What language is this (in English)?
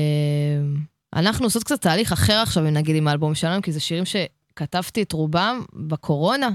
Hebrew